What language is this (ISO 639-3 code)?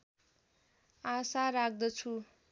nep